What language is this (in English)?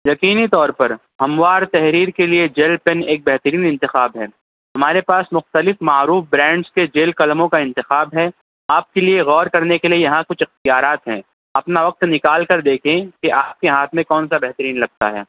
Urdu